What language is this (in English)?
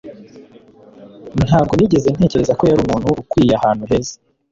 Kinyarwanda